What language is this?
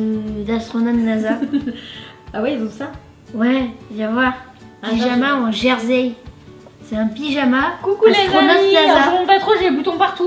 French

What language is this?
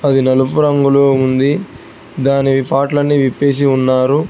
Telugu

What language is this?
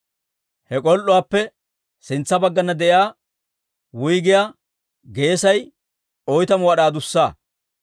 Dawro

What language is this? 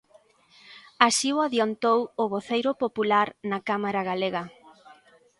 Galician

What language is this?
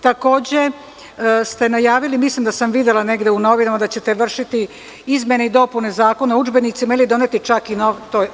Serbian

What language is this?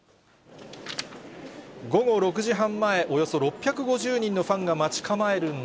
Japanese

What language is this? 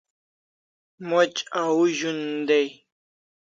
Kalasha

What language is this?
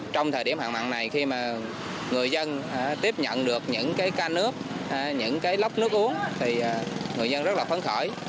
Vietnamese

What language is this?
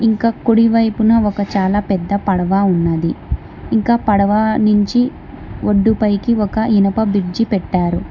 Telugu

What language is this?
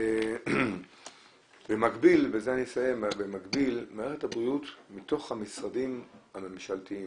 Hebrew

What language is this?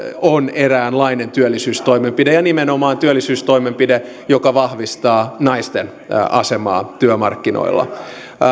Finnish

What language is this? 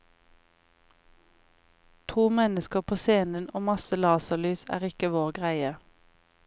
Norwegian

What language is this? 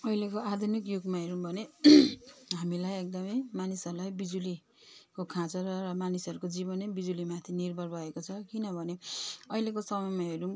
Nepali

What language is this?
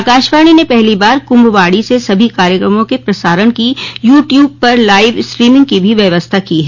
Hindi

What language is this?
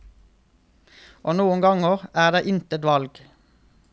Norwegian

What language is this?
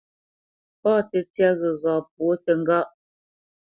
Bamenyam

